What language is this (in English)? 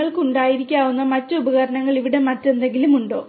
Malayalam